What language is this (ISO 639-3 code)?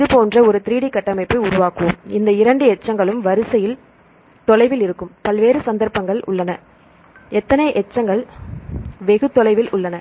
tam